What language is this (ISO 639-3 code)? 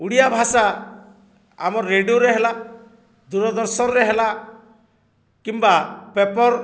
ori